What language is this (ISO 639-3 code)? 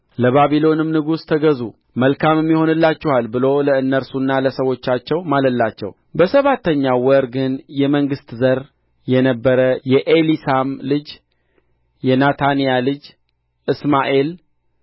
amh